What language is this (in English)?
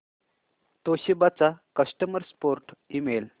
Marathi